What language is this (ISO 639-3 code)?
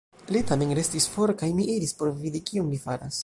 epo